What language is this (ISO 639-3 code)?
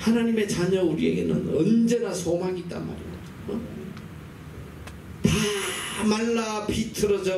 kor